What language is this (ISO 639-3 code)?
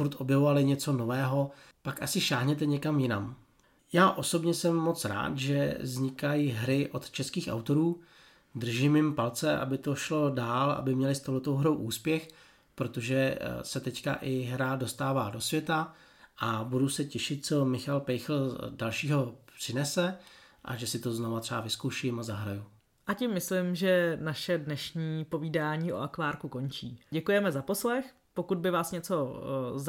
ces